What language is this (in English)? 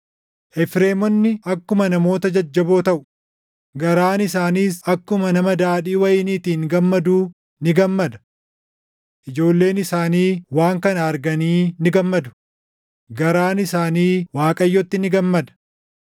Oromo